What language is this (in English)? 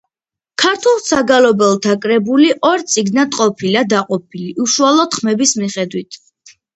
Georgian